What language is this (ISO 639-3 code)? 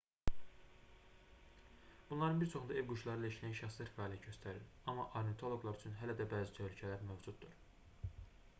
aze